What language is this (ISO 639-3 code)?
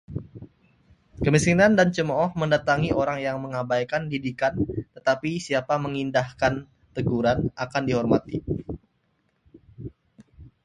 ind